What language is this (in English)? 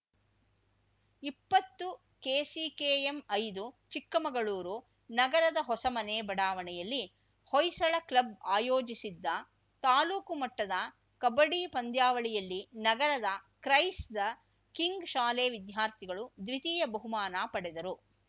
Kannada